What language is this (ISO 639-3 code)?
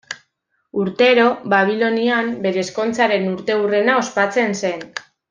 eus